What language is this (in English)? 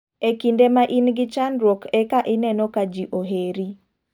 Luo (Kenya and Tanzania)